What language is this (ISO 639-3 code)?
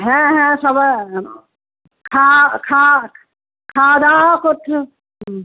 ben